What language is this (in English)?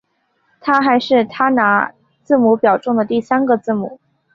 Chinese